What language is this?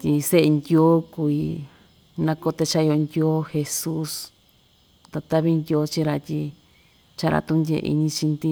Ixtayutla Mixtec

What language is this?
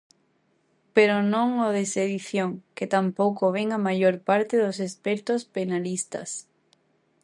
Galician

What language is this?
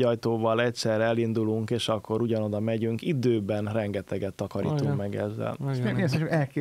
Hungarian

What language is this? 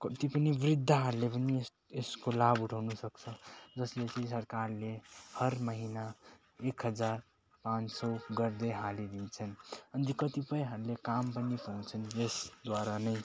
Nepali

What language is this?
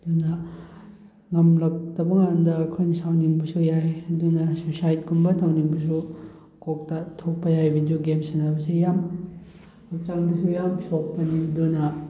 Manipuri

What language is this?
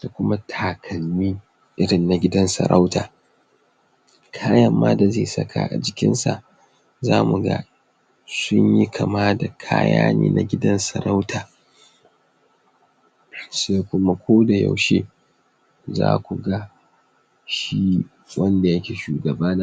Hausa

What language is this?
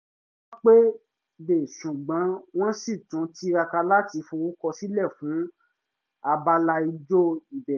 Yoruba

